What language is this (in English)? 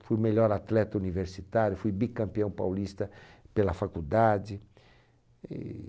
Portuguese